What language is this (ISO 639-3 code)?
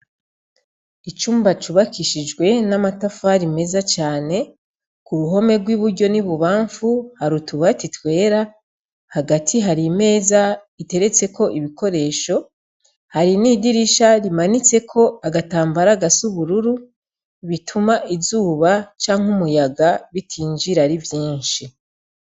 run